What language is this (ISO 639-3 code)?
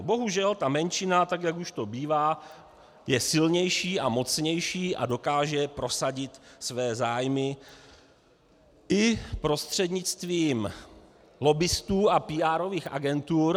ces